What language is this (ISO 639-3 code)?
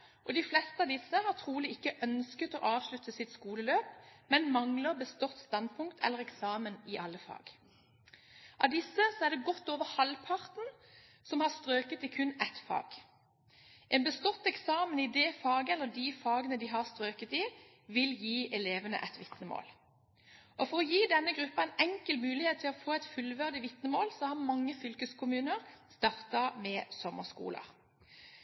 nob